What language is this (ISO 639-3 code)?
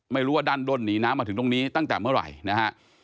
tha